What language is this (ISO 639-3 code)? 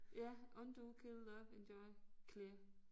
dan